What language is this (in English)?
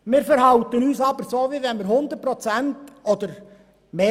Swiss German